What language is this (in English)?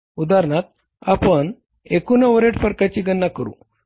Marathi